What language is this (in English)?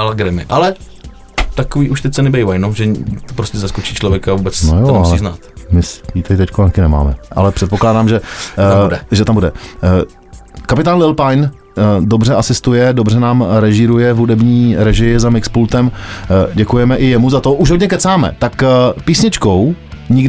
Czech